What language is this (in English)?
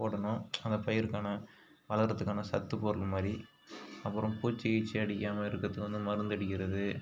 Tamil